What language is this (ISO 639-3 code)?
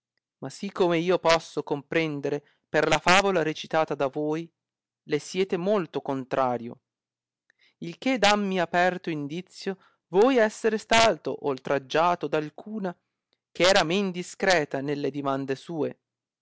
ita